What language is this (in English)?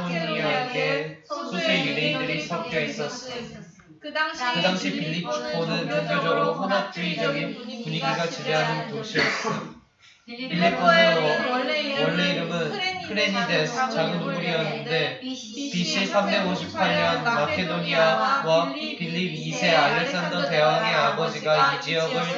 Korean